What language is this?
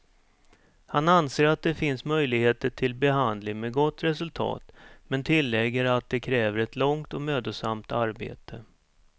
Swedish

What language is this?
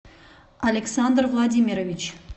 Russian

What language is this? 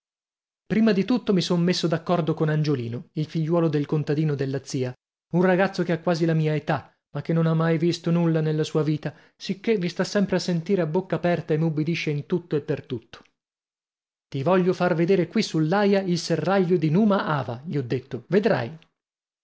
Italian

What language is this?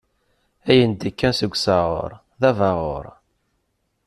Kabyle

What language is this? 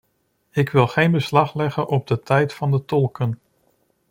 Dutch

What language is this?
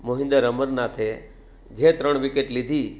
Gujarati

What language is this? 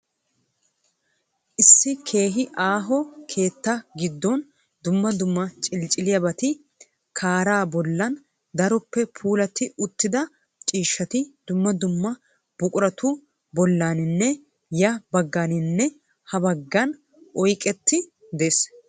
Wolaytta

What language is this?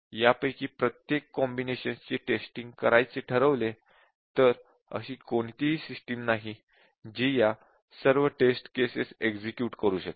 Marathi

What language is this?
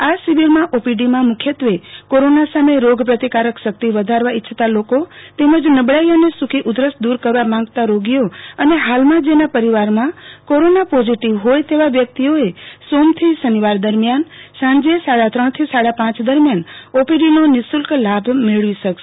Gujarati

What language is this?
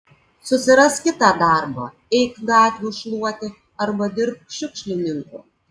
Lithuanian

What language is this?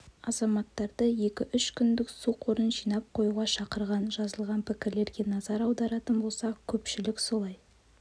Kazakh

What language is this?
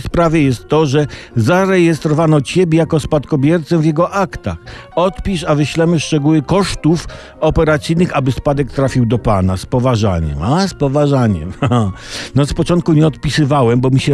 Polish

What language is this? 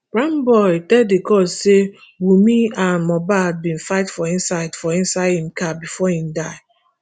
Nigerian Pidgin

